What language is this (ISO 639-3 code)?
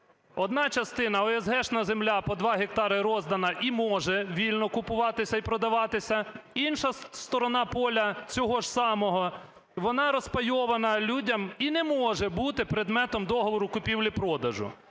ukr